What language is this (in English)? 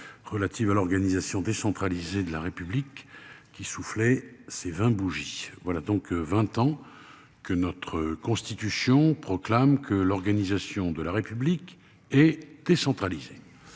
French